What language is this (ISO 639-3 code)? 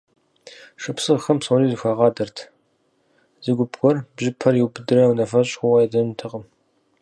kbd